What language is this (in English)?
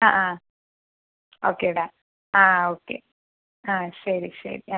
Malayalam